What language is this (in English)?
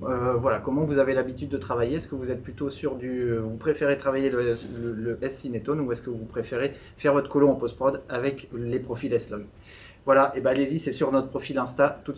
French